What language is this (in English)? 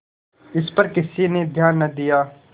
Hindi